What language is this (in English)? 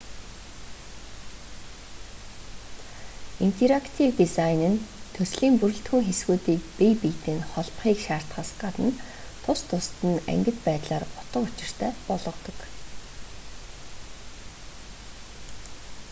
Mongolian